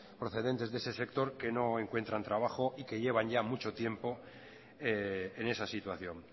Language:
Spanish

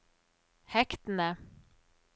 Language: Norwegian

